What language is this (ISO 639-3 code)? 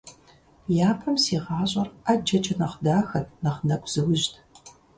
kbd